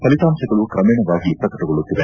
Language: Kannada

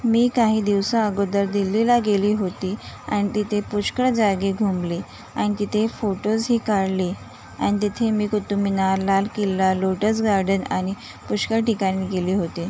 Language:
Marathi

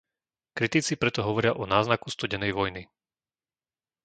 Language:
Slovak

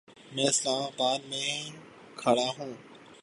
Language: Urdu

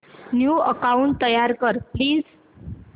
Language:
Marathi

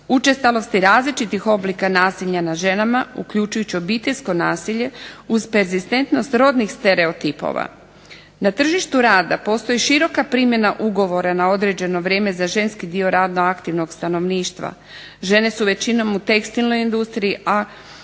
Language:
Croatian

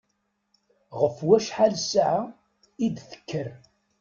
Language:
Kabyle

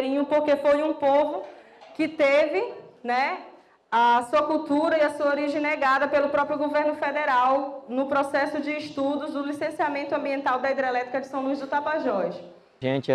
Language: Portuguese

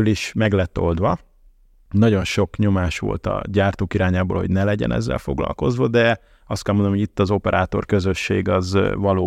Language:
Hungarian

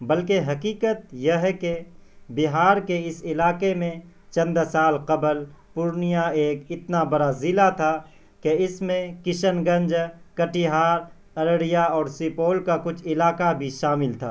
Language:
Urdu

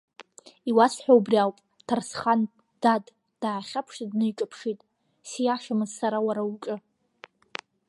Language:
Abkhazian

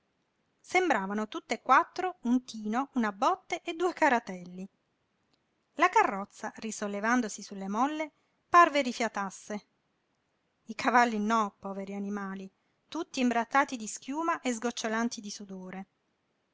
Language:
Italian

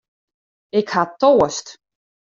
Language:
Western Frisian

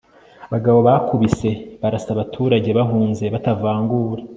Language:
Kinyarwanda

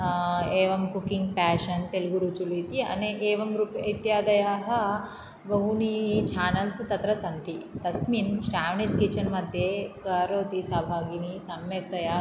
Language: Sanskrit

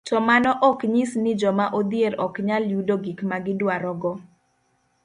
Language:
Luo (Kenya and Tanzania)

